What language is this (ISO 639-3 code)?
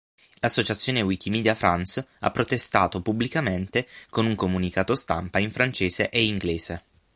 ita